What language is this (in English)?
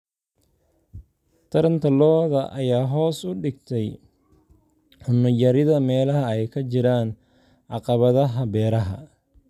Somali